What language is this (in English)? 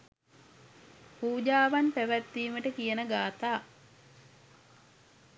Sinhala